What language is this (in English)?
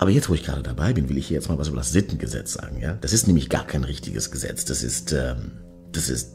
German